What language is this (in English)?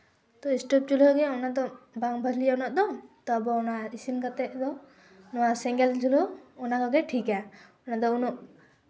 Santali